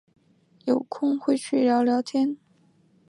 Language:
Chinese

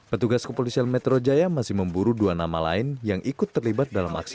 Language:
Indonesian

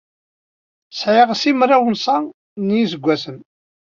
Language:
Kabyle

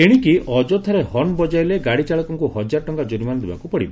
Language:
Odia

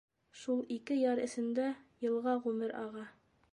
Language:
Bashkir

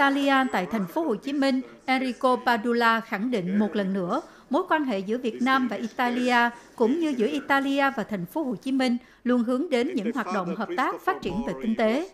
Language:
Vietnamese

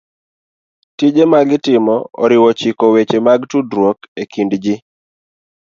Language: Luo (Kenya and Tanzania)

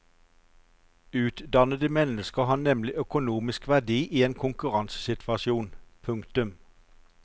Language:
Norwegian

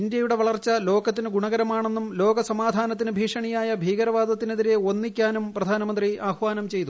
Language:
Malayalam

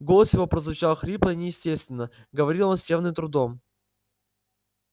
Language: Russian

